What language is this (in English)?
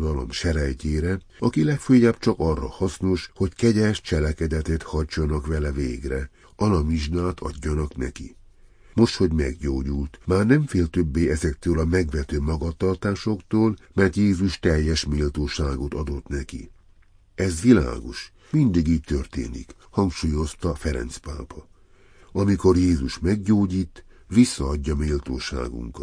Hungarian